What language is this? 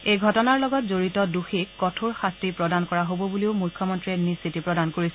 Assamese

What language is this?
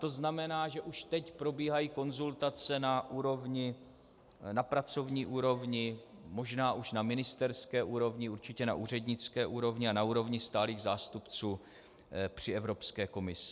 Czech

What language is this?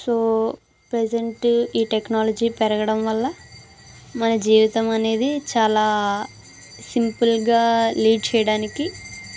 Telugu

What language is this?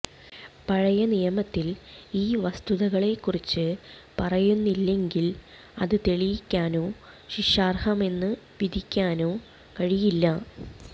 Malayalam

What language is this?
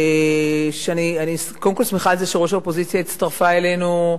Hebrew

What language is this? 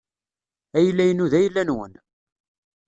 Kabyle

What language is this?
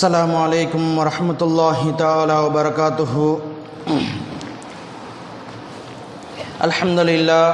Tamil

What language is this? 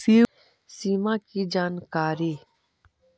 Magahi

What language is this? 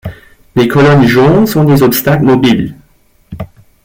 French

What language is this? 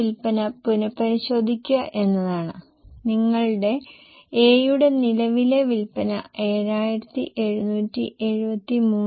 Malayalam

